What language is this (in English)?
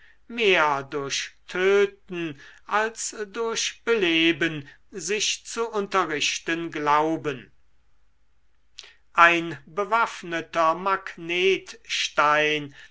German